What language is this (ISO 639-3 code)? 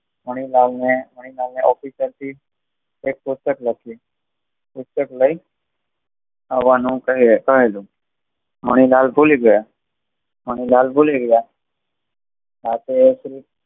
guj